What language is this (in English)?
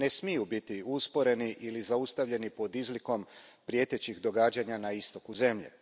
Croatian